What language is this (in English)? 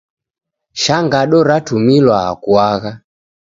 Taita